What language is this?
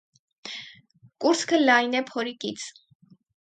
Armenian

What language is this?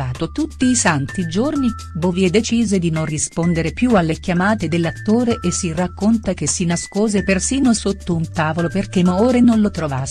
Italian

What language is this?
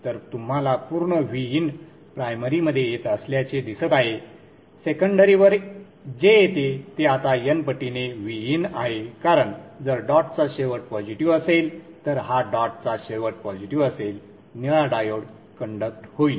Marathi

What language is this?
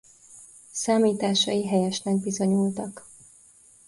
Hungarian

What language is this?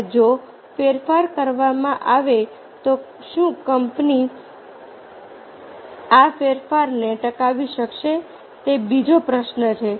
Gujarati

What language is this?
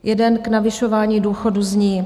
Czech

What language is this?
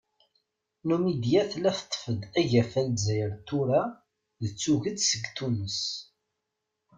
Kabyle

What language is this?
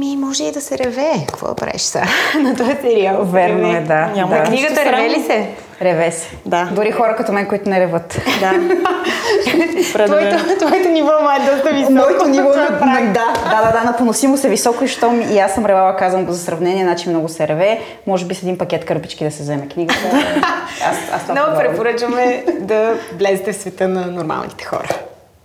Bulgarian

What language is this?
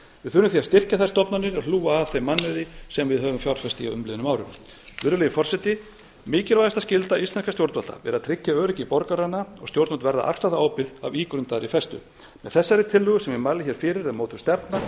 Icelandic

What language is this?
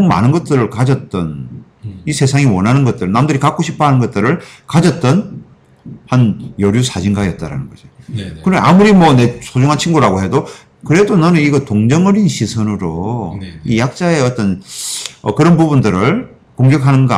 Korean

